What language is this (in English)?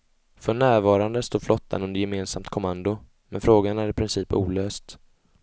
Swedish